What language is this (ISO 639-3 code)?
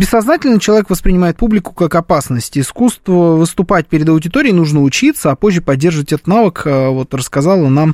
rus